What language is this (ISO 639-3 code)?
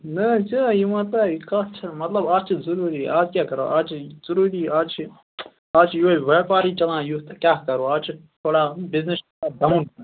kas